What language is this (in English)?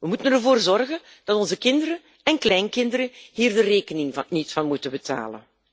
Dutch